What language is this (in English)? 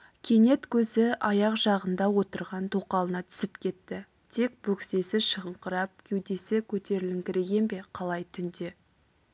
Kazakh